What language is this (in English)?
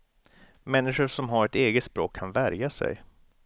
Swedish